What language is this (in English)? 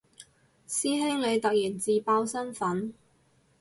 Cantonese